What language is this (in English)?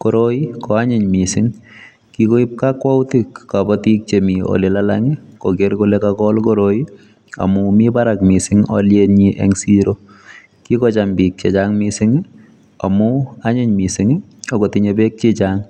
Kalenjin